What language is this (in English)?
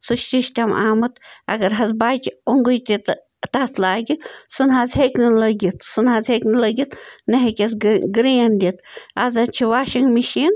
Kashmiri